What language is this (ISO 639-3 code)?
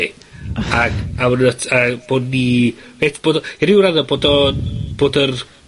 cym